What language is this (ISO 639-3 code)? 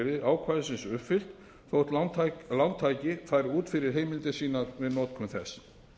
isl